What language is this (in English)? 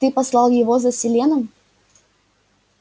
Russian